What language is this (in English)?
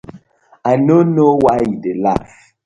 Nigerian Pidgin